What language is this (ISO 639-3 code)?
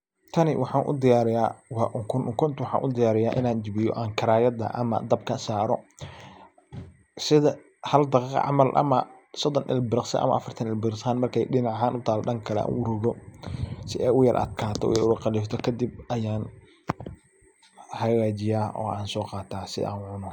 som